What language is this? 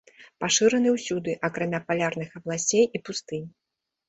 Belarusian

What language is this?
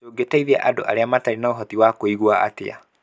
Kikuyu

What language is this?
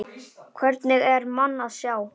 Icelandic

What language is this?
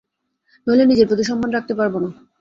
Bangla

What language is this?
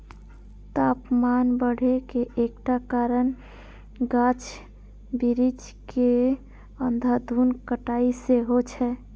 Maithili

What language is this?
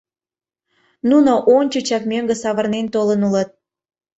Mari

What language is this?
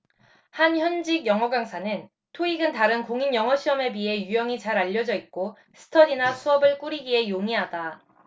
Korean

